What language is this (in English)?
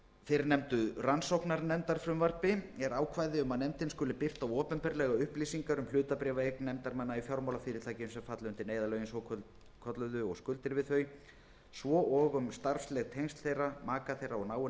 Icelandic